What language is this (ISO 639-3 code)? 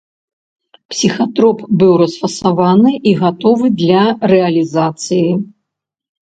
bel